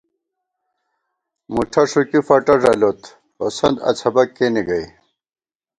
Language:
Gawar-Bati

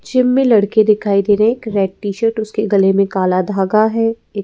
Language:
Hindi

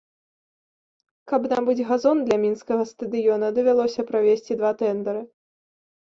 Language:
Belarusian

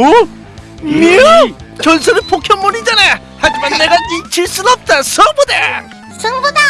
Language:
Korean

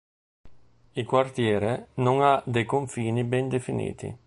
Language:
Italian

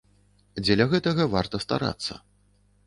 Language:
Belarusian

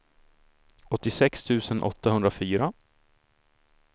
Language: Swedish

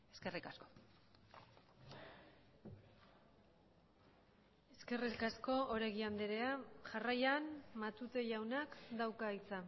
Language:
Basque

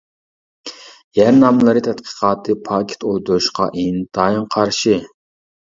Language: Uyghur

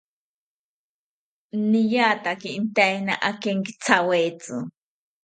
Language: South Ucayali Ashéninka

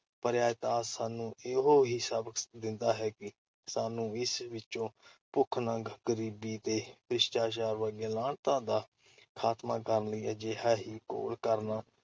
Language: Punjabi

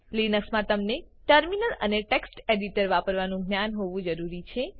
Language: Gujarati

